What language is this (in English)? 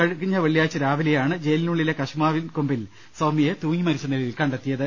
Malayalam